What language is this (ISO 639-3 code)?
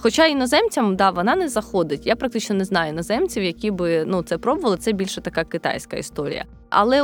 ukr